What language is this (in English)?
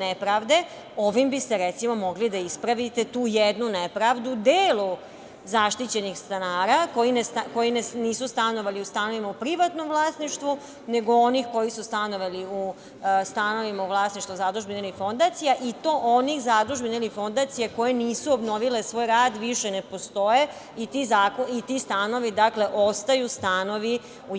Serbian